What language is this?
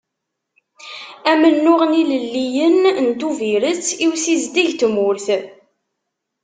Kabyle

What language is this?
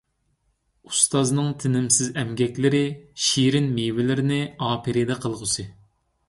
Uyghur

